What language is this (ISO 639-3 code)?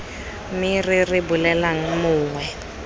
tsn